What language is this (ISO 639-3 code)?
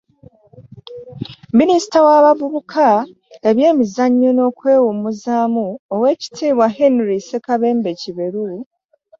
lug